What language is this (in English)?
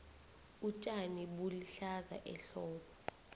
South Ndebele